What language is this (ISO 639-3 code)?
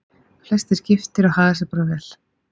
isl